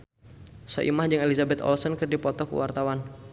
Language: Sundanese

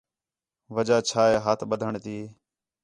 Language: Khetrani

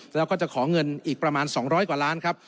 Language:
Thai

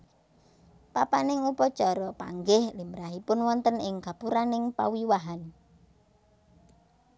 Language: Javanese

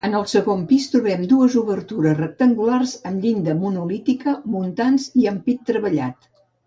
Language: Catalan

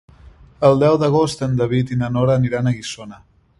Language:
Catalan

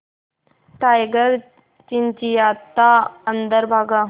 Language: Hindi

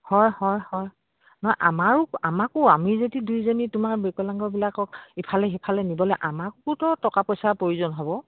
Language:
Assamese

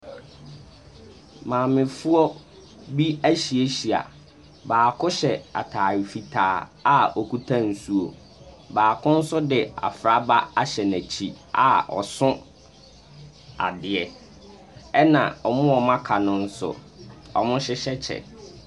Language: Akan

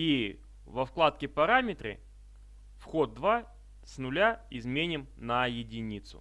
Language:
Russian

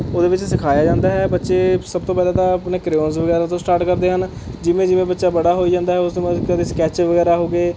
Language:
Punjabi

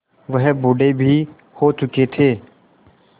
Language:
Hindi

